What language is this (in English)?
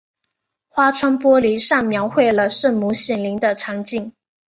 Chinese